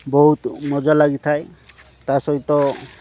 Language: Odia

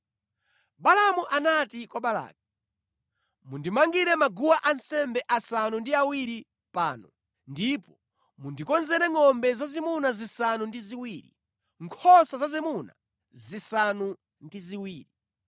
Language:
Nyanja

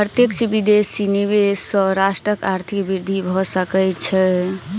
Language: Maithili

